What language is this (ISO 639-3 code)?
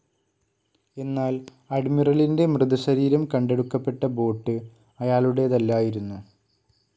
mal